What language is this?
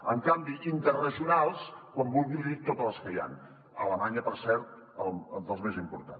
Catalan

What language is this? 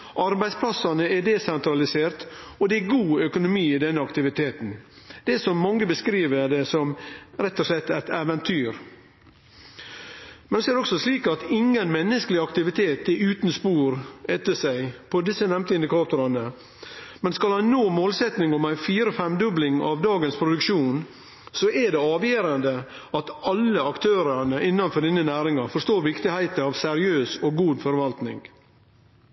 Norwegian Nynorsk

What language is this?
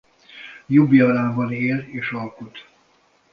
Hungarian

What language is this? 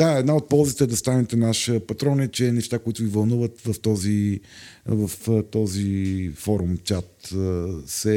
Bulgarian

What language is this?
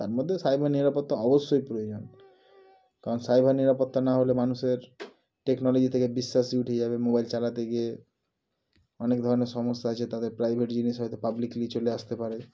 Bangla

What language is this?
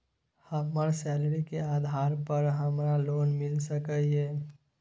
Maithili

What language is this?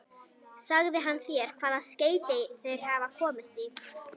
Icelandic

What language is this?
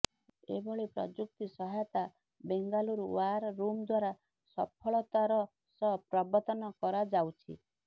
Odia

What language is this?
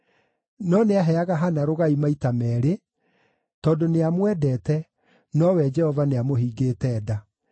Kikuyu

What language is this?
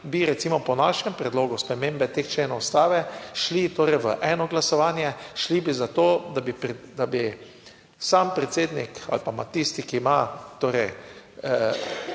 Slovenian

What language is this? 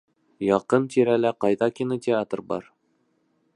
Bashkir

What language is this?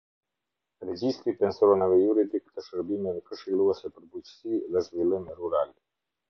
Albanian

